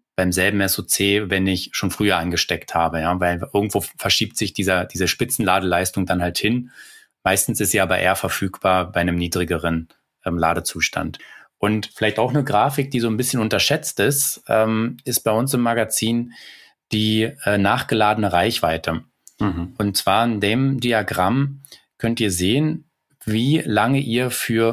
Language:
German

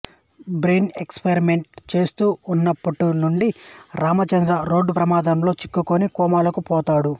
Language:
Telugu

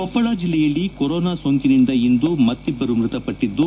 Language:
Kannada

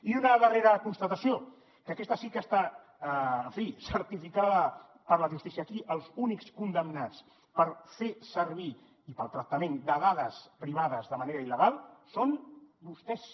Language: Catalan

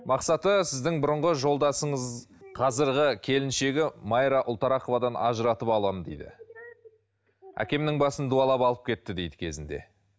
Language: Kazakh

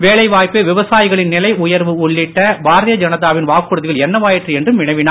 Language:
Tamil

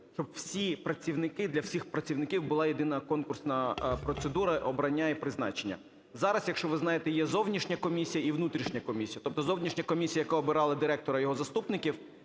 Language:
Ukrainian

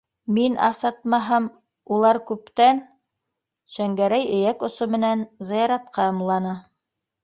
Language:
Bashkir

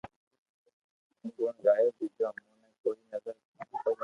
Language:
Loarki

